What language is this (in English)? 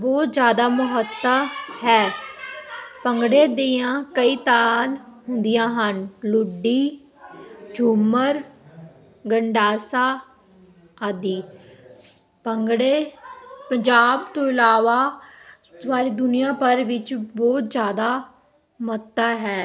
Punjabi